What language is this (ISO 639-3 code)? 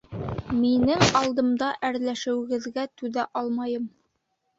bak